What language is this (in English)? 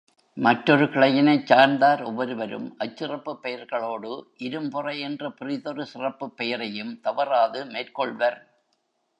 Tamil